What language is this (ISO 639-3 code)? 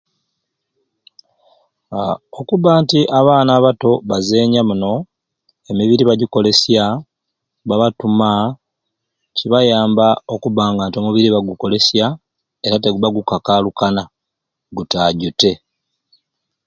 ruc